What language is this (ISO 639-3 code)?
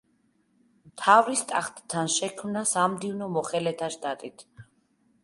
kat